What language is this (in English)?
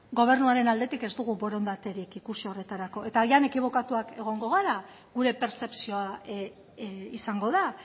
Basque